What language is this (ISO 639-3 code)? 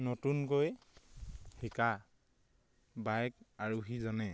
asm